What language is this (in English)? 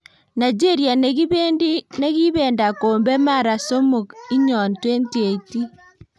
Kalenjin